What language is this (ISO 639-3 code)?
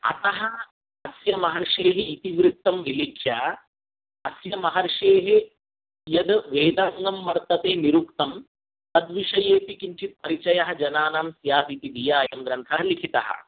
san